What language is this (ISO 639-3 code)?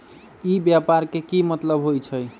mag